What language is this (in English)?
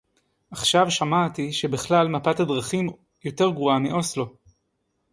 Hebrew